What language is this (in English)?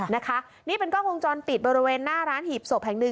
Thai